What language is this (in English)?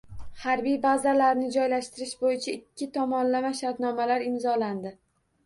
Uzbek